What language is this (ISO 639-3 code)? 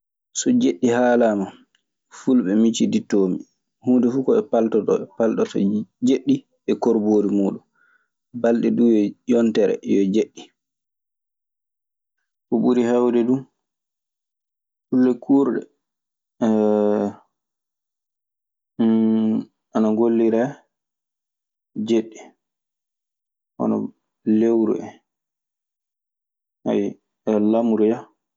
ffm